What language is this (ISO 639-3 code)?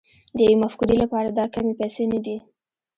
pus